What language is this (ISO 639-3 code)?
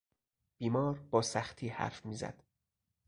fas